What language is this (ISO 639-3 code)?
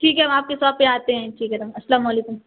urd